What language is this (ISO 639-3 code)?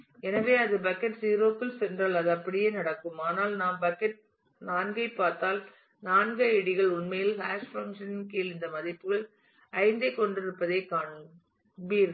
tam